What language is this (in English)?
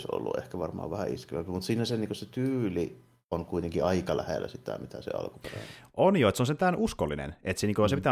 Finnish